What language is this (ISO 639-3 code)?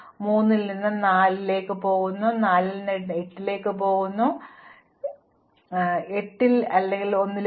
mal